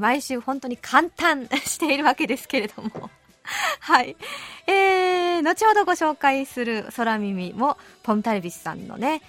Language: Japanese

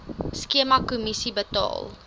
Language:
Afrikaans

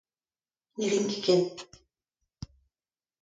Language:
Breton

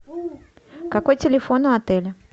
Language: Russian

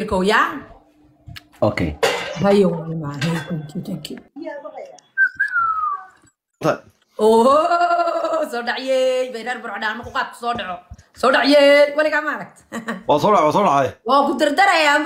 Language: Arabic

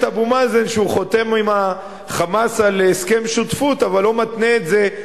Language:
Hebrew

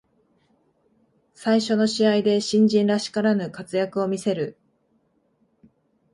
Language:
Japanese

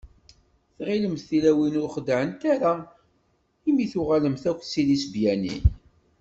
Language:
Kabyle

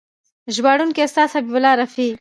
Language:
Pashto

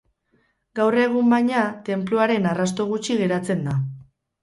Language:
Basque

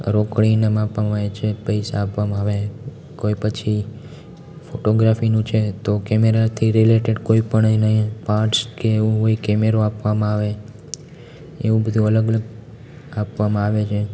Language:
Gujarati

